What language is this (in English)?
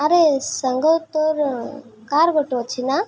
Odia